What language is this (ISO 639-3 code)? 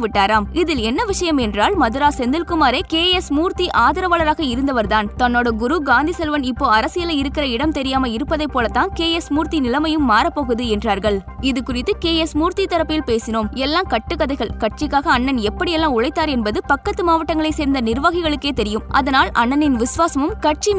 tam